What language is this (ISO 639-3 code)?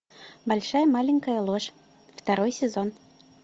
rus